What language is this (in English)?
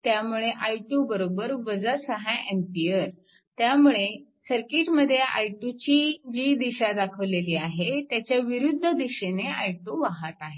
Marathi